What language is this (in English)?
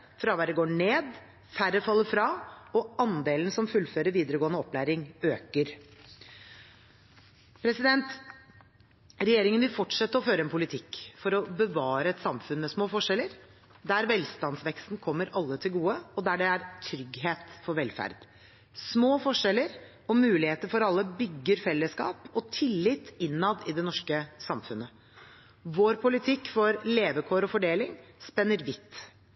Norwegian Bokmål